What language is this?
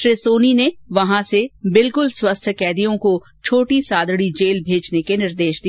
Hindi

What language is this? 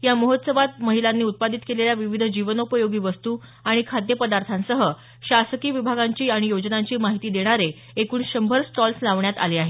Marathi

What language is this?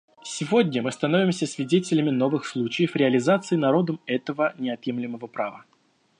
Russian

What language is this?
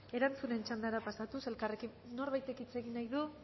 Basque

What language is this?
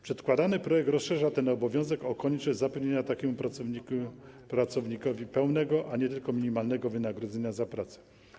Polish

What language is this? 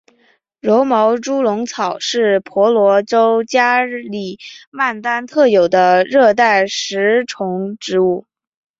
Chinese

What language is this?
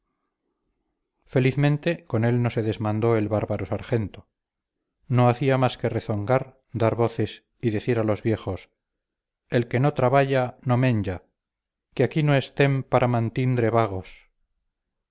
Spanish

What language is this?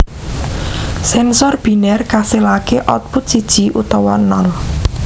Javanese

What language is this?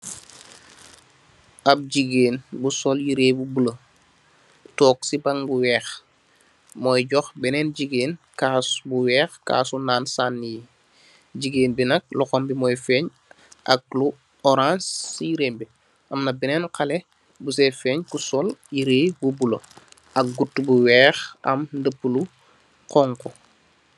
Wolof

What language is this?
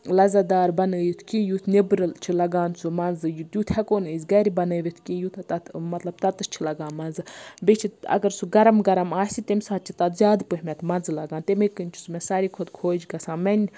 Kashmiri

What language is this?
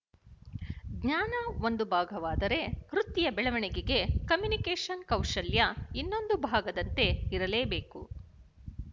Kannada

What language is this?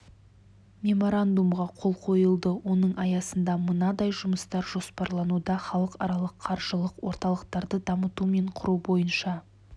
Kazakh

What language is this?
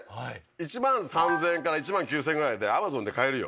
Japanese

